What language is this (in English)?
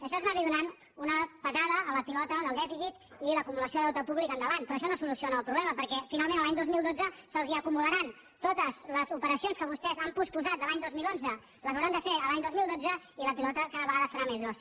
Catalan